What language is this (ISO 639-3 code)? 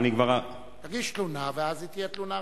heb